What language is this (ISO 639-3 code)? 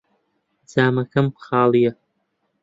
ckb